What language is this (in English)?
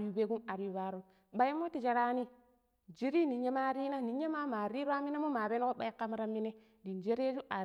Pero